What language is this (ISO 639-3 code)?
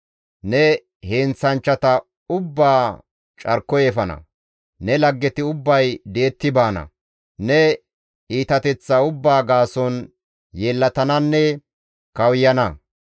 gmv